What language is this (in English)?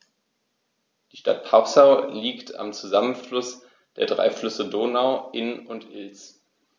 German